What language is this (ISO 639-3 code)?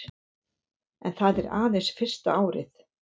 isl